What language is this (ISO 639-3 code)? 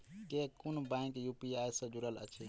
mai